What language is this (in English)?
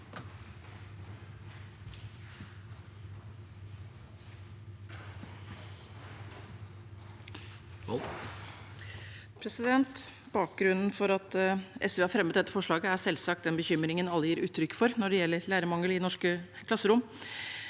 Norwegian